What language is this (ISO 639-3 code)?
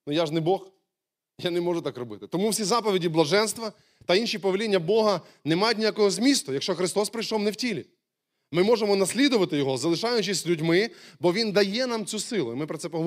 ukr